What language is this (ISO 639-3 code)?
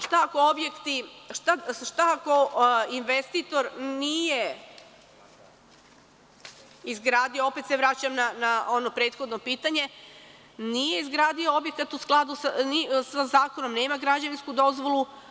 srp